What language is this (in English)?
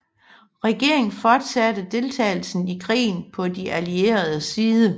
Danish